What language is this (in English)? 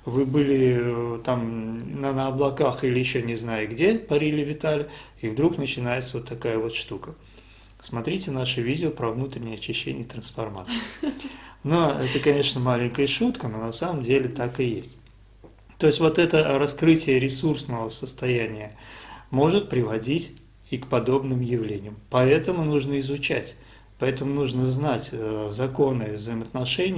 Italian